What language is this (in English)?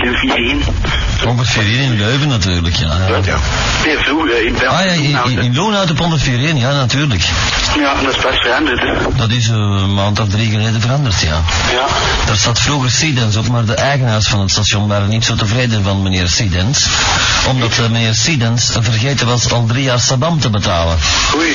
Dutch